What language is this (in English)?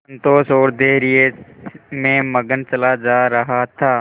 Hindi